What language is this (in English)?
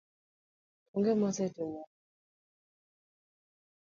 Luo (Kenya and Tanzania)